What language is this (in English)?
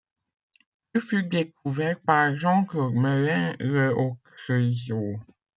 French